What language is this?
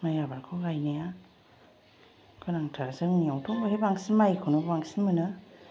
Bodo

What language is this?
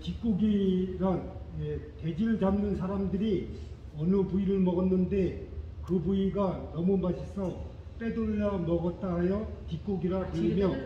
Korean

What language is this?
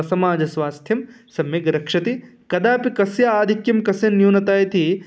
Sanskrit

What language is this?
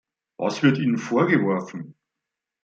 German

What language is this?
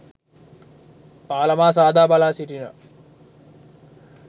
Sinhala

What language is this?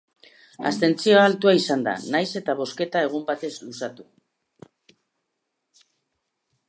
Basque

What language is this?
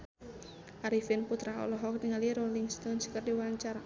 Sundanese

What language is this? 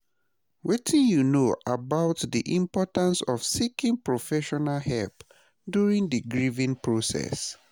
Nigerian Pidgin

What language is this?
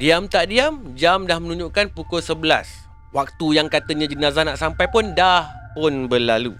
Malay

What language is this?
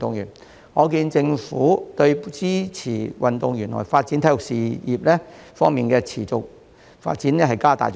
Cantonese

